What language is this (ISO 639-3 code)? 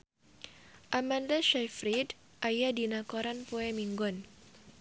sun